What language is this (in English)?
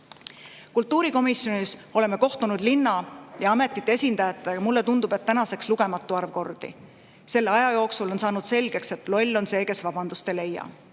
Estonian